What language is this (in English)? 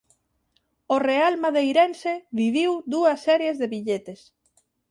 Galician